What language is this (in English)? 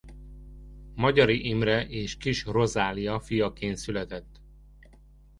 Hungarian